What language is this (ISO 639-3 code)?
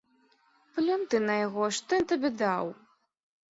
bel